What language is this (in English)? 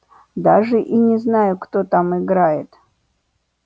Russian